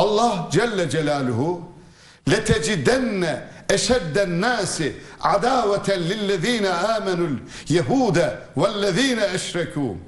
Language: Turkish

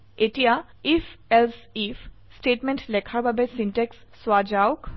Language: Assamese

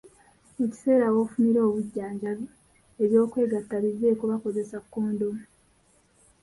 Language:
Ganda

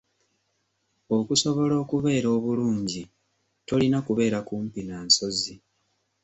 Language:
Ganda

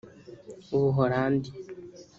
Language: Kinyarwanda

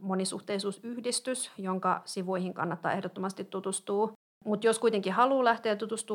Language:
Finnish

